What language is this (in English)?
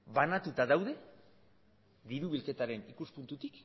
Basque